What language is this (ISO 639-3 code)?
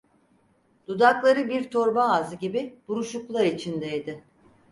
tur